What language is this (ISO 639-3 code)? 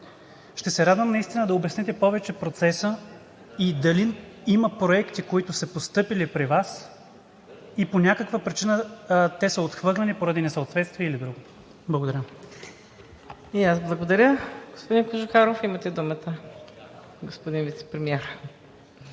bul